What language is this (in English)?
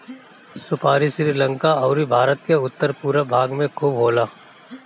Bhojpuri